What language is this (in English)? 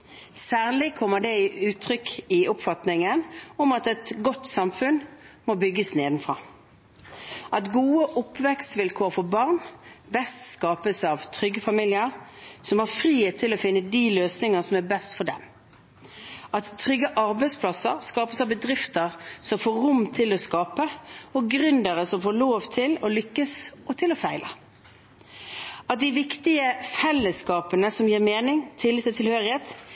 Norwegian Bokmål